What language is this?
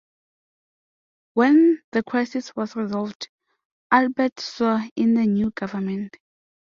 English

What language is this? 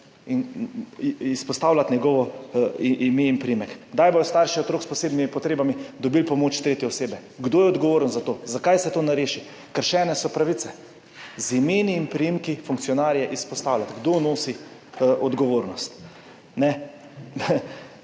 Slovenian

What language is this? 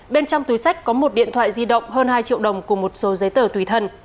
Vietnamese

